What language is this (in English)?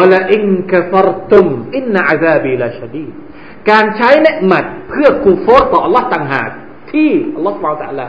Thai